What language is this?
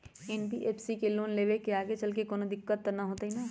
Magahi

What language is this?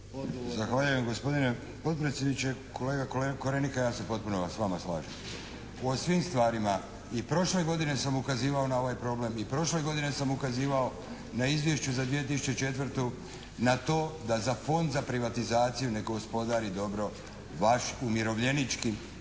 Croatian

